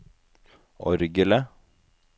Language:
Norwegian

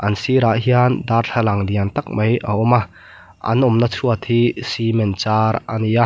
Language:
Mizo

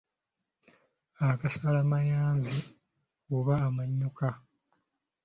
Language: Ganda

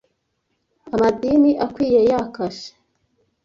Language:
Kinyarwanda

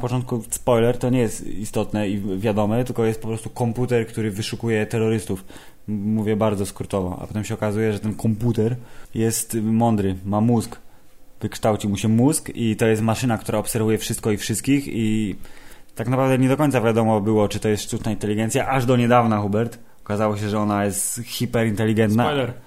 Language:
Polish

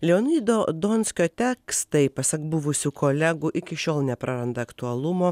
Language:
Lithuanian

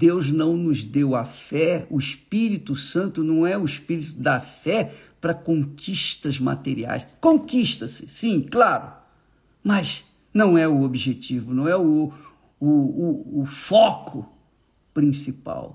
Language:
Portuguese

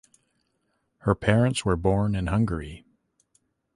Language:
English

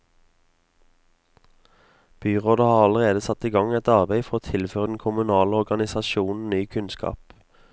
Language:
Norwegian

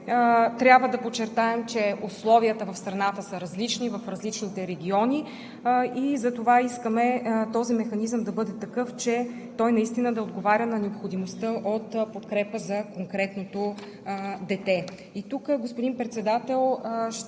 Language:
Bulgarian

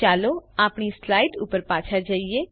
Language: Gujarati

